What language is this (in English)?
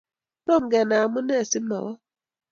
Kalenjin